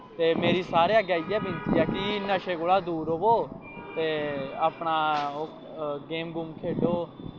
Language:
Dogri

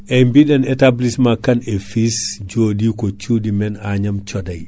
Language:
Fula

